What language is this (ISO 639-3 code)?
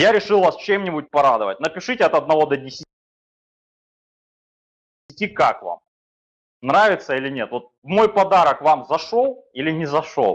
rus